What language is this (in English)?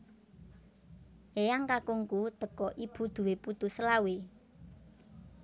Javanese